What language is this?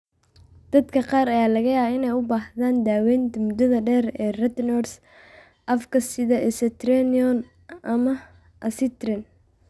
Somali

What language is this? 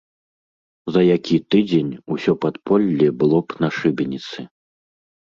Belarusian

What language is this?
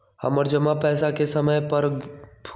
Magahi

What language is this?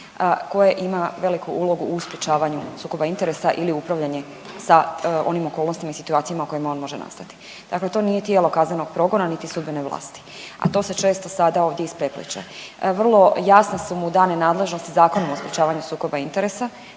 Croatian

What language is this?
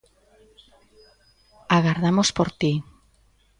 Galician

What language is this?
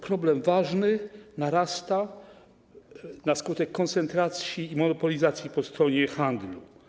Polish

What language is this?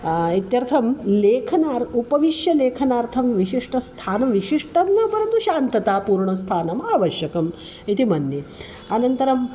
Sanskrit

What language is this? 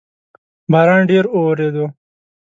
Pashto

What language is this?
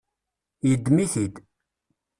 Kabyle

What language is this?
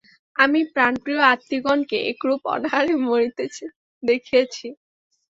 Bangla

